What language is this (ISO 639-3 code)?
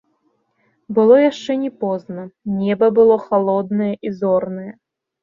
bel